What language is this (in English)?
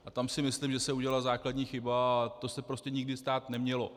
Czech